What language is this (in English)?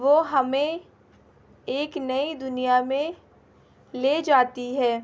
Urdu